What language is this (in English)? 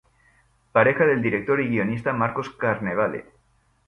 Spanish